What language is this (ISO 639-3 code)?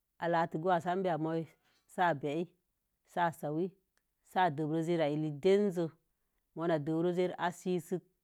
ver